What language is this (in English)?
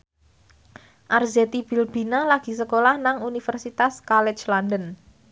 Javanese